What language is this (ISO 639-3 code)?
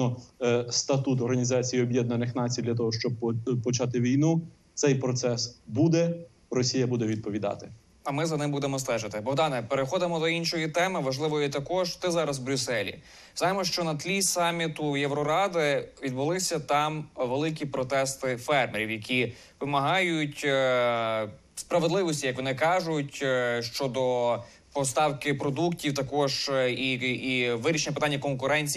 ukr